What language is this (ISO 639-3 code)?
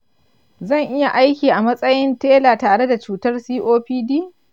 hau